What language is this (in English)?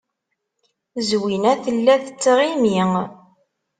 Kabyle